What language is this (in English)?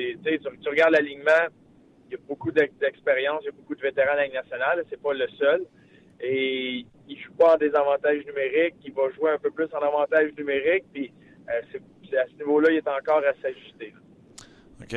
French